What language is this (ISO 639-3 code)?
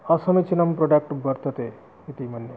san